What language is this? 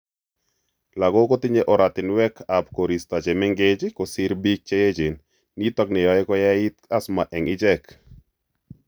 Kalenjin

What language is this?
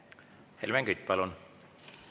Estonian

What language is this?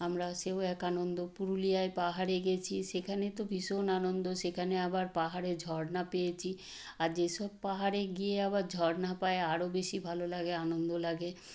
Bangla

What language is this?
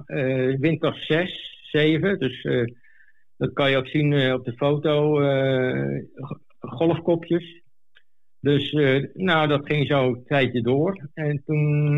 Dutch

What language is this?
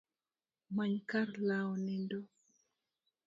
Luo (Kenya and Tanzania)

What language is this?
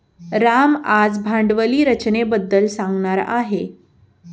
Marathi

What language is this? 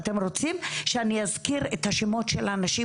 Hebrew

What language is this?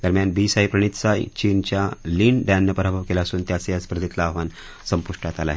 Marathi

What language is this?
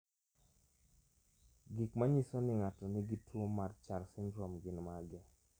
Luo (Kenya and Tanzania)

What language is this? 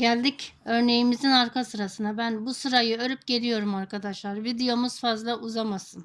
Turkish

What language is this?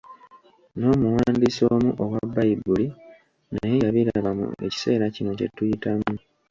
Ganda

